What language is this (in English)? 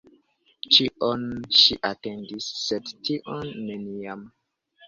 Esperanto